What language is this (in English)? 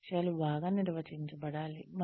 Telugu